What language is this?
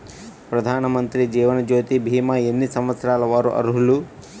Telugu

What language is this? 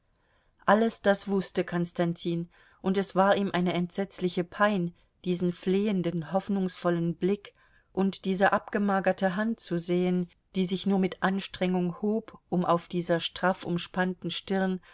German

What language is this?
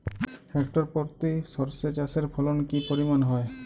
Bangla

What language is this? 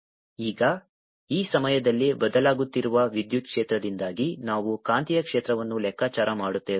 Kannada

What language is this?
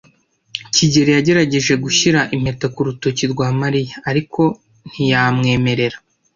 Kinyarwanda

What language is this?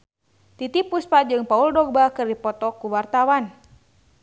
Sundanese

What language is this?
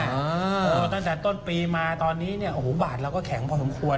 Thai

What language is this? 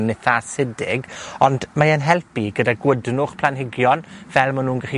Welsh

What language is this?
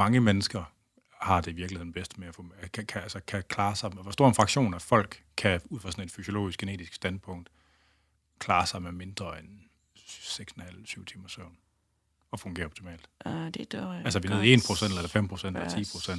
Danish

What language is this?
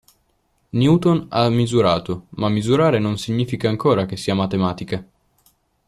Italian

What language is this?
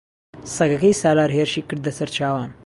Central Kurdish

